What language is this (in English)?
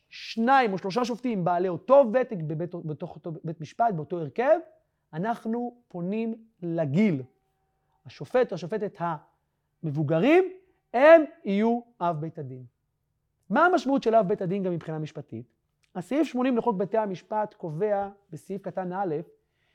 Hebrew